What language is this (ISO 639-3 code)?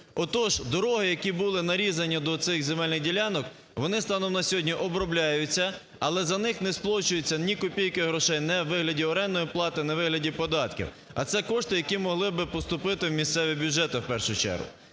ukr